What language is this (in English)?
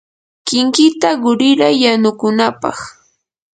Yanahuanca Pasco Quechua